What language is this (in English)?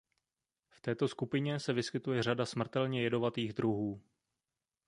Czech